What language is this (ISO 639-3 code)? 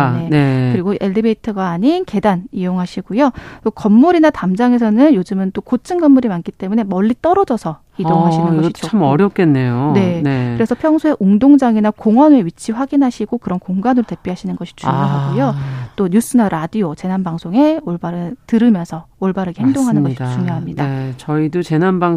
kor